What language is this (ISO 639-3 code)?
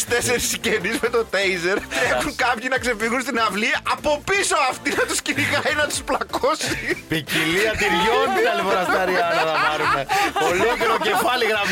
ell